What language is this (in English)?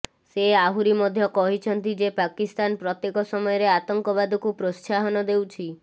Odia